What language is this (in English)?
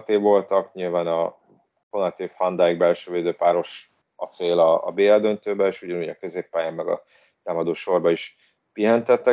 Hungarian